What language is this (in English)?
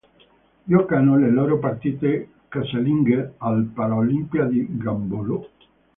Italian